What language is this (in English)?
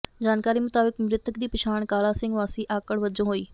Punjabi